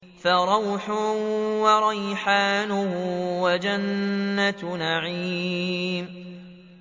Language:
Arabic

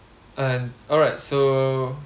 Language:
English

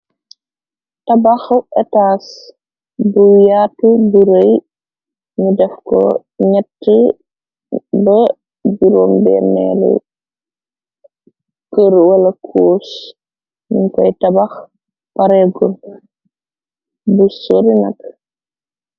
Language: Wolof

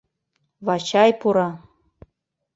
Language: Mari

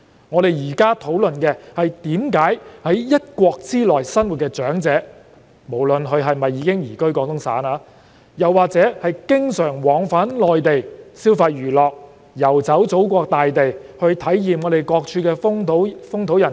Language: Cantonese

